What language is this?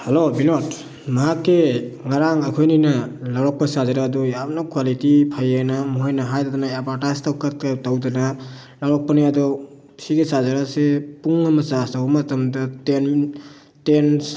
Manipuri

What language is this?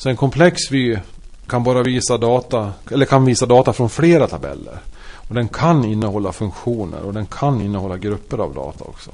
Swedish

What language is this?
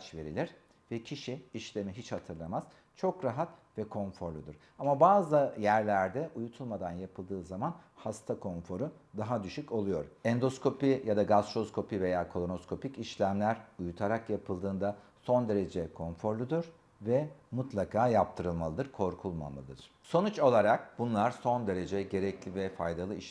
Turkish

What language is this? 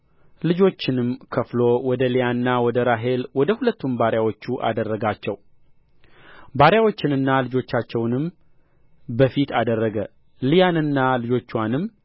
Amharic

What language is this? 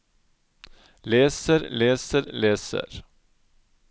Norwegian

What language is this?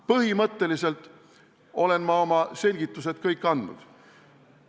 Estonian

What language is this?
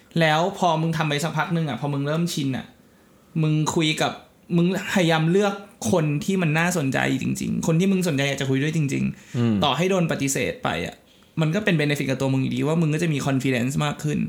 Thai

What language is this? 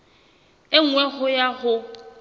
Southern Sotho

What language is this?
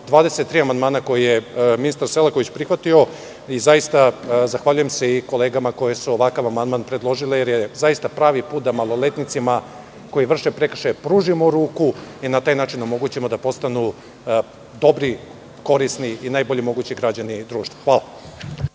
Serbian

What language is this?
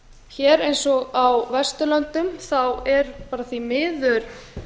Icelandic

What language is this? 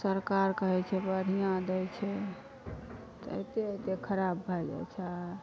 Maithili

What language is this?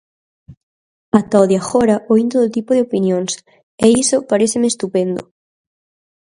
Galician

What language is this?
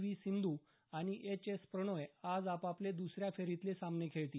Marathi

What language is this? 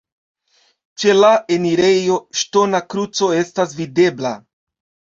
Esperanto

